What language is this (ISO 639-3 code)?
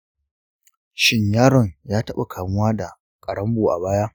hau